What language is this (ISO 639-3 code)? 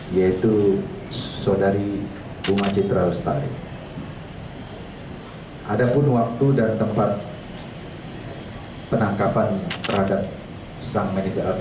ind